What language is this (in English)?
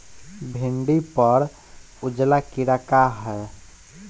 Bhojpuri